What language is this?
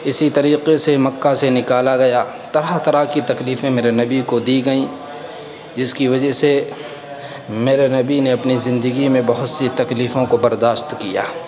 Urdu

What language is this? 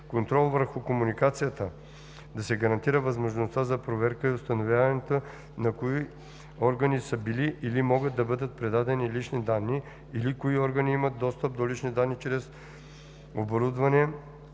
Bulgarian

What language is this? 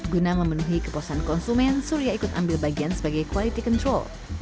Indonesian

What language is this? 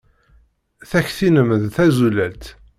Kabyle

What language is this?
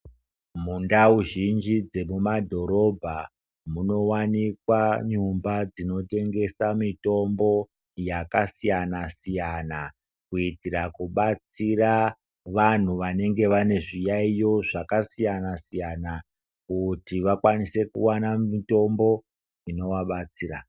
Ndau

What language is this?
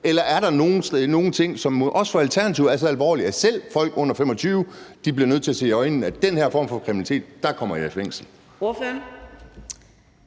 Danish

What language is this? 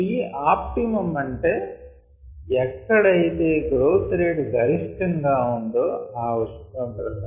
Telugu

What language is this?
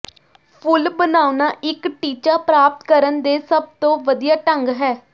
Punjabi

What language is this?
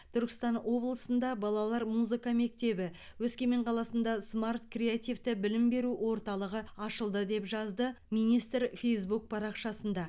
Kazakh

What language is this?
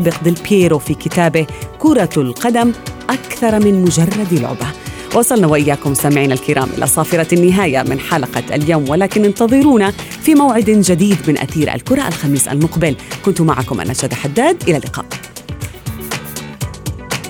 Arabic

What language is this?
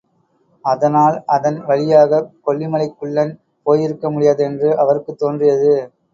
Tamil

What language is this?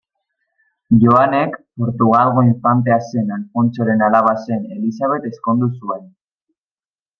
Basque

